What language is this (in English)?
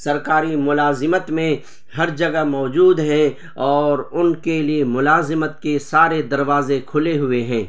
Urdu